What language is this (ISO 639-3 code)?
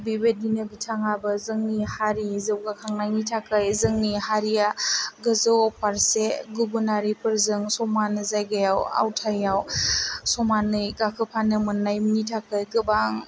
brx